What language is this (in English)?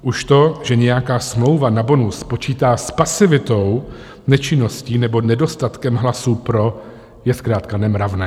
Czech